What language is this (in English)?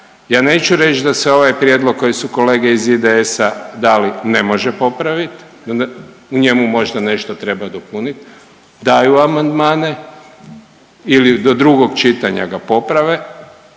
Croatian